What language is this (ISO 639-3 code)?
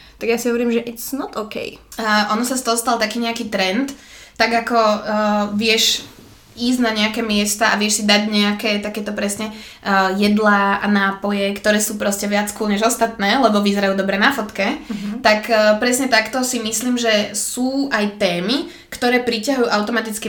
slk